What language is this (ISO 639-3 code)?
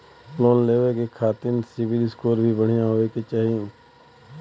bho